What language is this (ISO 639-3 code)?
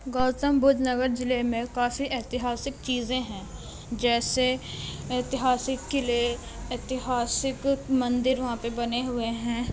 urd